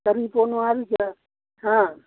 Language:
Manipuri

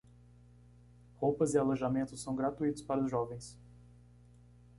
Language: Portuguese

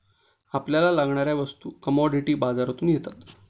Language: Marathi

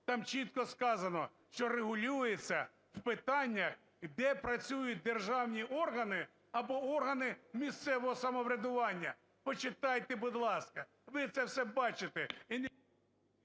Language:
Ukrainian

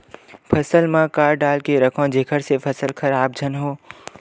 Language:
Chhattisgarhi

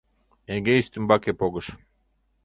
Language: Mari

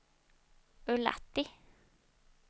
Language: Swedish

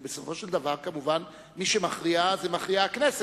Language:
Hebrew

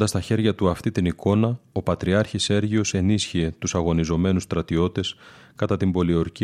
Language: Greek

